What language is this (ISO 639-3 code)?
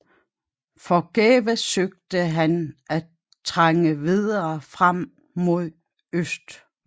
dan